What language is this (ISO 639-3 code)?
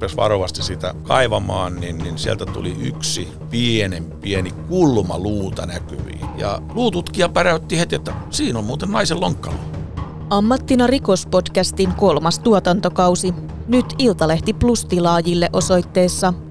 fin